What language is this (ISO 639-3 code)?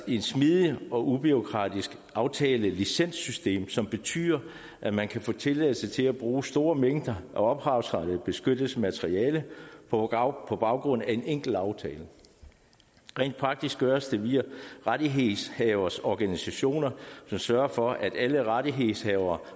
dan